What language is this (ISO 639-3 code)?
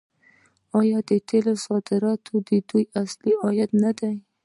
pus